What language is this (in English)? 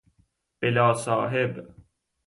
Persian